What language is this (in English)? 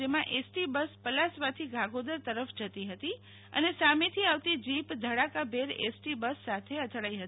Gujarati